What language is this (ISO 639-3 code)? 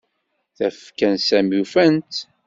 kab